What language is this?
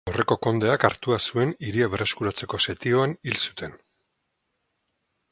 Basque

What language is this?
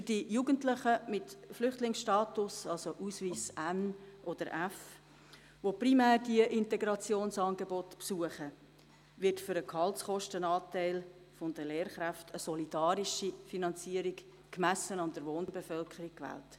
Swiss German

